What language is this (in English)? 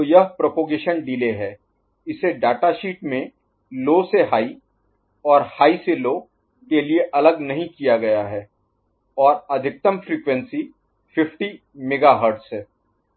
Hindi